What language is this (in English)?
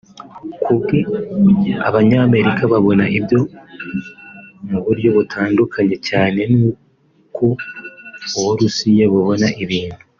Kinyarwanda